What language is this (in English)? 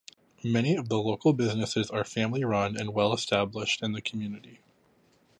English